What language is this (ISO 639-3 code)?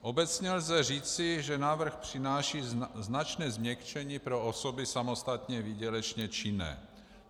ces